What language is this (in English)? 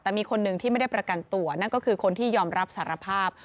Thai